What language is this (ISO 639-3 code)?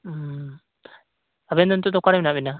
sat